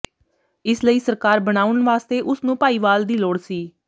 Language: Punjabi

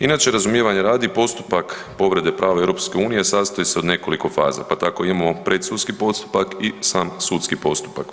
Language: Croatian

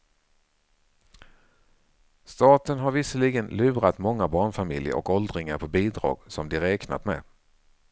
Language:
Swedish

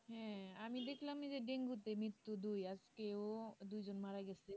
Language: Bangla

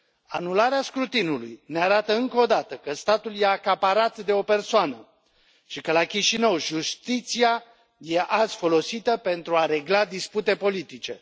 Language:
Romanian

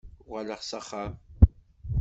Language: Kabyle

